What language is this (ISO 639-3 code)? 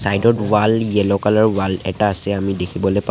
asm